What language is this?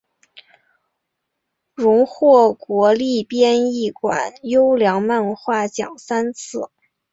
Chinese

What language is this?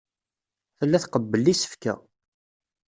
Kabyle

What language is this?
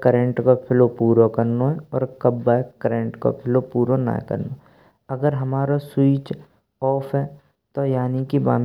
Braj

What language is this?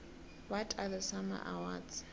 South Ndebele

